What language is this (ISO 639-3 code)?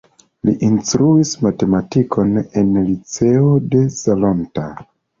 epo